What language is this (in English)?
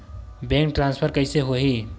Chhattisgarhi